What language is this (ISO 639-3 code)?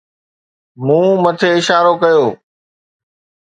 snd